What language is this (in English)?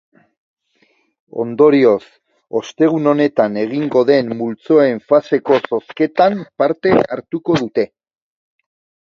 Basque